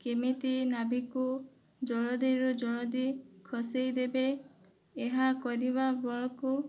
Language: Odia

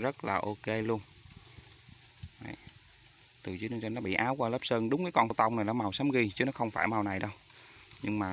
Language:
Vietnamese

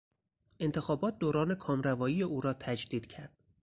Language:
Persian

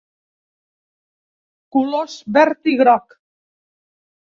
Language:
Catalan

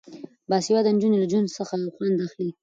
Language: Pashto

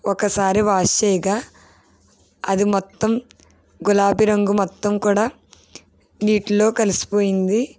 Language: Telugu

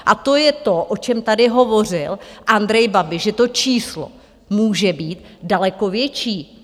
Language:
Czech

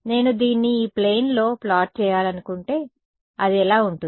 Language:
Telugu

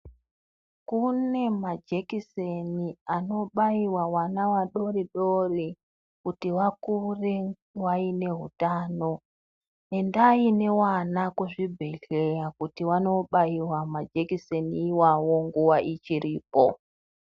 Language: Ndau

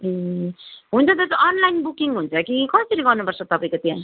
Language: Nepali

